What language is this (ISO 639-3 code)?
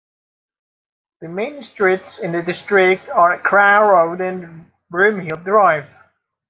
eng